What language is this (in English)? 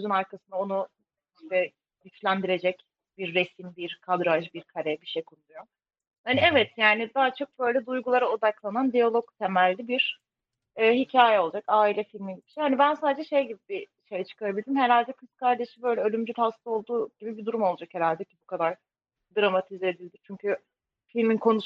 Turkish